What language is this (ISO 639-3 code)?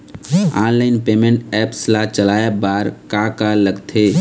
hne